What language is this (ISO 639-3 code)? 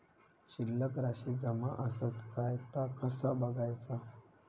mar